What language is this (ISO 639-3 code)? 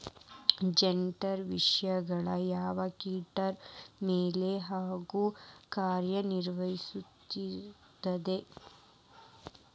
kan